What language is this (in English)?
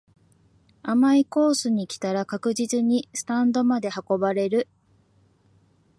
Japanese